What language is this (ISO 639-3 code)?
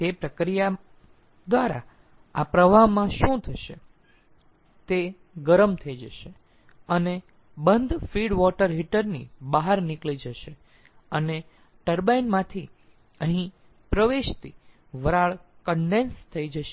guj